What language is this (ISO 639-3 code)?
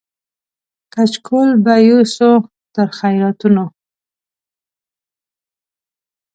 pus